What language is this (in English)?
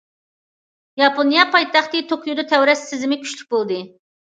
Uyghur